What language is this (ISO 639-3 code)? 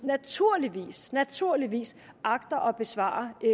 dan